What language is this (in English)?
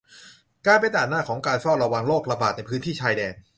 Thai